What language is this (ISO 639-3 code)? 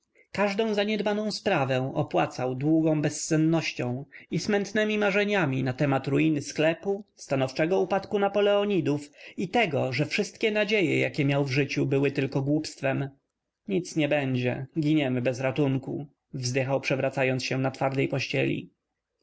pol